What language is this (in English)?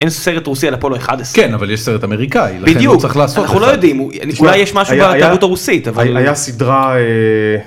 Hebrew